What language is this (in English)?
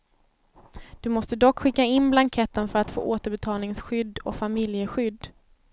Swedish